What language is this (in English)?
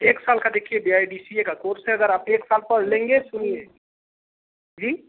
Hindi